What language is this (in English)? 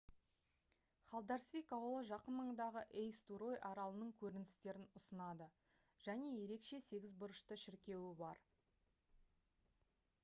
Kazakh